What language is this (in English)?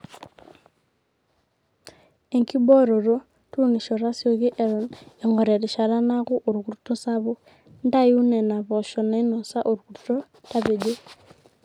Masai